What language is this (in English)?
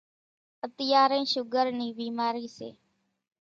Kachi Koli